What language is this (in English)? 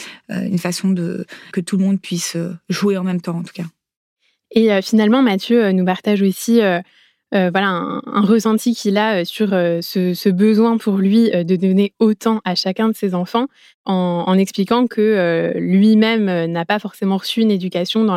French